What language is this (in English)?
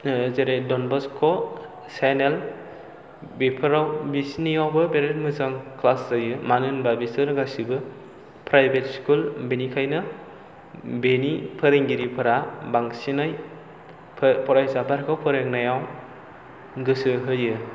Bodo